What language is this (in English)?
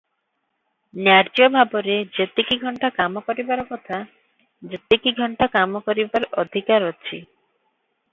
Odia